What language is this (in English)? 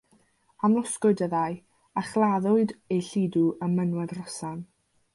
Welsh